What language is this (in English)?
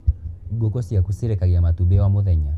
Kikuyu